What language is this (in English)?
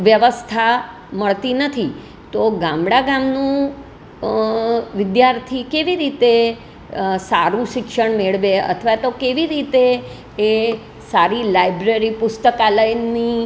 Gujarati